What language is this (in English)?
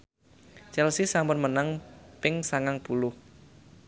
Javanese